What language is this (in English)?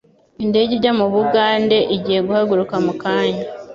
Kinyarwanda